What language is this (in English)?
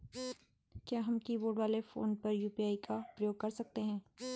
Hindi